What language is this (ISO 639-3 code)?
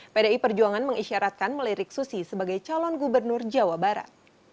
ind